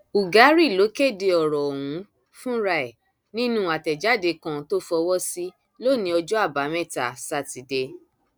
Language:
Yoruba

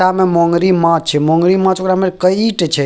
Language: Maithili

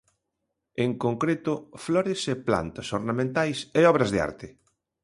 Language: Galician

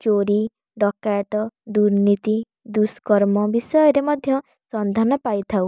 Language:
Odia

